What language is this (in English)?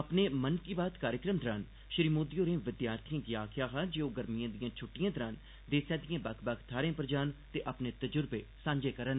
Dogri